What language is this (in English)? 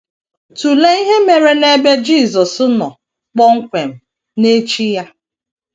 Igbo